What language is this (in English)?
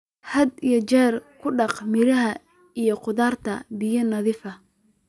Somali